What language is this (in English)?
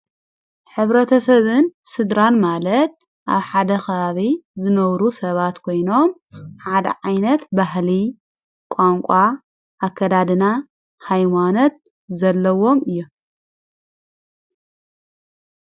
Tigrinya